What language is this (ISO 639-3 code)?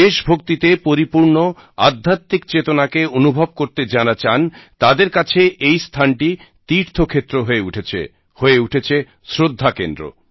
ben